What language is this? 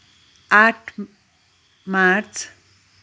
Nepali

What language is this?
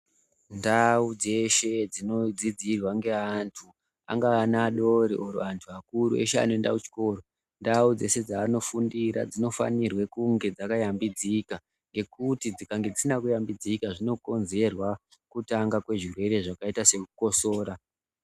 Ndau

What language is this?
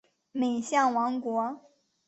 Chinese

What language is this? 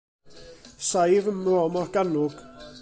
Welsh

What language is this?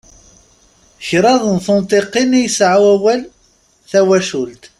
Kabyle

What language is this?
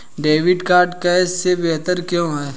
Hindi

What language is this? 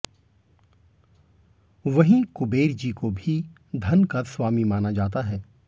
Hindi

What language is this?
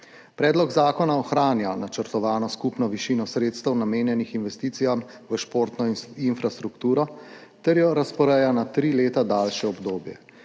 Slovenian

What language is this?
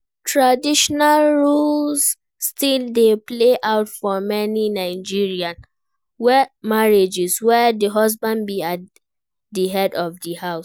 Nigerian Pidgin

